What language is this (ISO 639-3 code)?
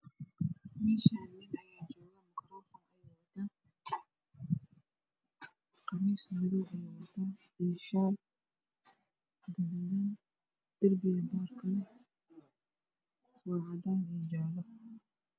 som